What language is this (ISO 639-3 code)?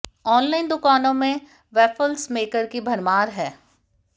hin